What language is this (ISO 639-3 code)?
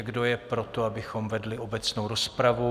ces